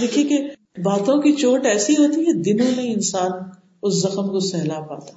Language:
Urdu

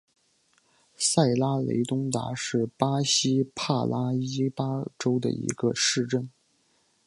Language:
Chinese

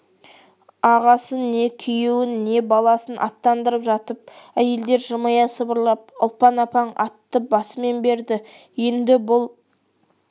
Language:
Kazakh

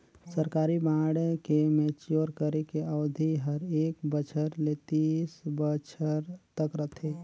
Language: Chhattisgarhi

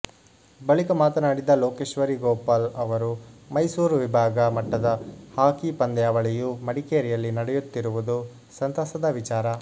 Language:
Kannada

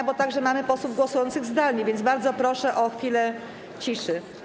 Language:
Polish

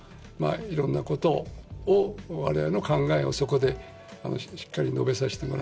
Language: Japanese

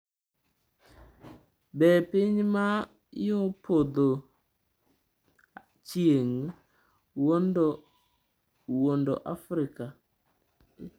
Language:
Luo (Kenya and Tanzania)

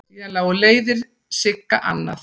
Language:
Icelandic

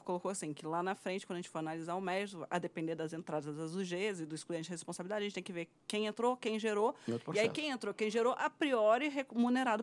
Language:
Portuguese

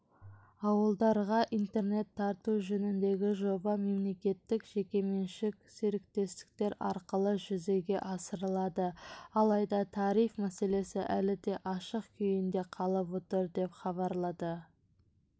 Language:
Kazakh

